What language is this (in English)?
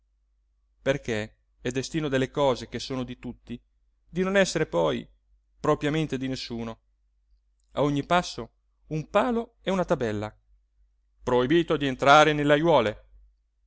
Italian